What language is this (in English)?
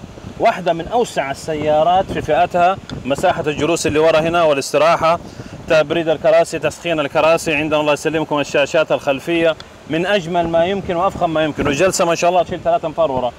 Arabic